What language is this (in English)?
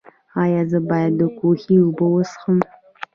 Pashto